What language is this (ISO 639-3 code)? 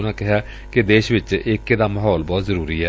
pan